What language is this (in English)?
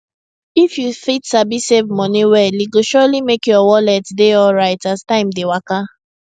Nigerian Pidgin